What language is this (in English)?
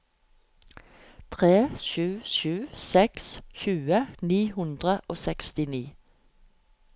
Norwegian